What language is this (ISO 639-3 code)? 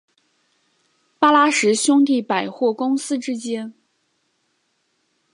zho